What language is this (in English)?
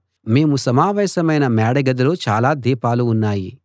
Telugu